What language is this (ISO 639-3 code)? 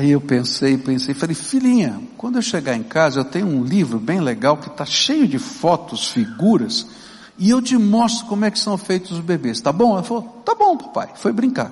por